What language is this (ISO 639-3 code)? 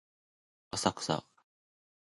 jpn